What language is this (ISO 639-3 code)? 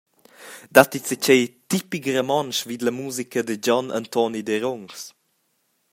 roh